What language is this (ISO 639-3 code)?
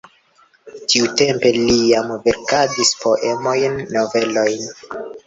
epo